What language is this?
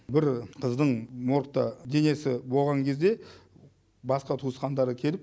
Kazakh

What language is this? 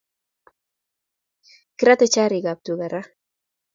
Kalenjin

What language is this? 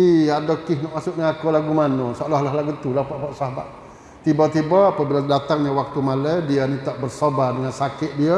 Malay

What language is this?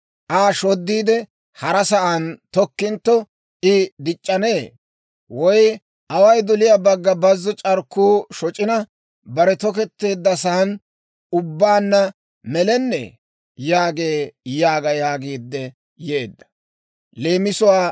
Dawro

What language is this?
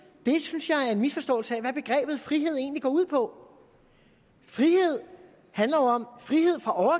Danish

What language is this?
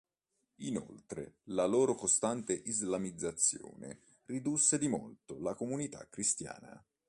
Italian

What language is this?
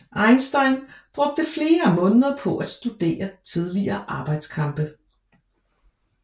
Danish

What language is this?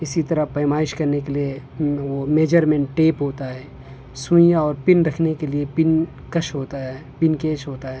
Urdu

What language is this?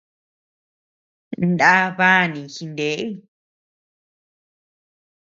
Tepeuxila Cuicatec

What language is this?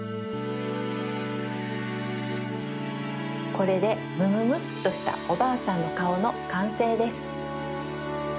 Japanese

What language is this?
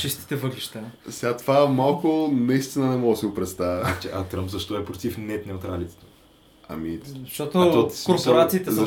Bulgarian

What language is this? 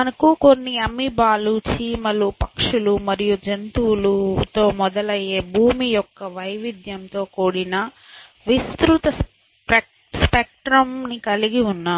Telugu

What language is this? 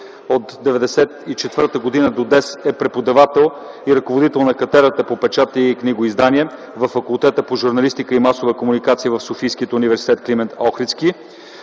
Bulgarian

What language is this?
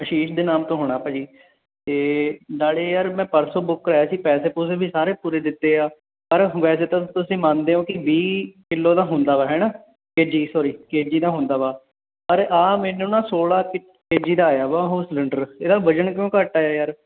Punjabi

